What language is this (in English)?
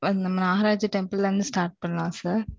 Tamil